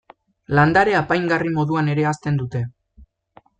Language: Basque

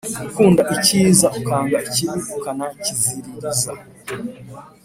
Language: Kinyarwanda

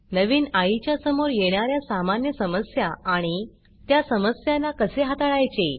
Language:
Marathi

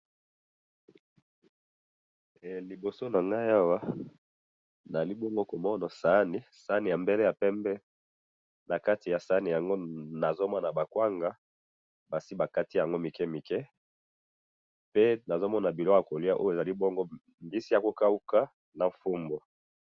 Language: Lingala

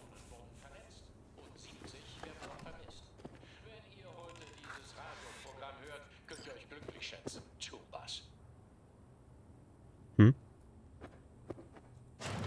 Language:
German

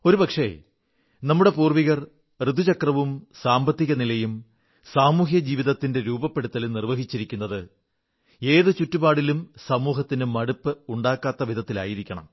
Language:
Malayalam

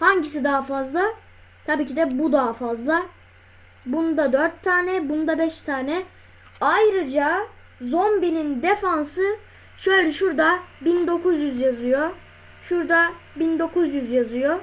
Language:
Turkish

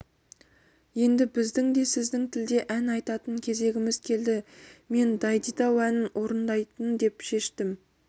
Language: Kazakh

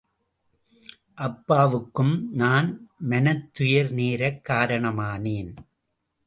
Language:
Tamil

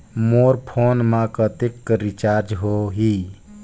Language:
Chhattisgarhi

